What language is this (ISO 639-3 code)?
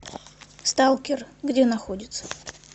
rus